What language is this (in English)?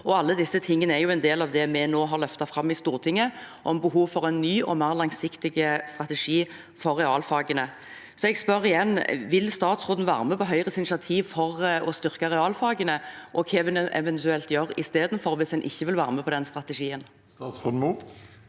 Norwegian